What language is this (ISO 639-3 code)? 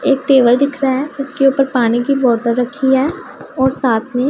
hin